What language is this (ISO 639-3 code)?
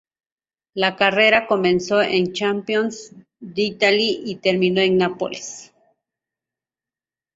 spa